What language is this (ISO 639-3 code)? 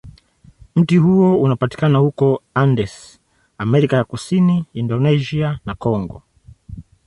swa